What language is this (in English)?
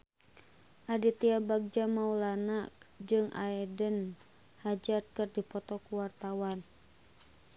Sundanese